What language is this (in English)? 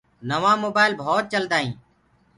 Gurgula